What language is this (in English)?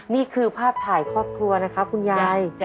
Thai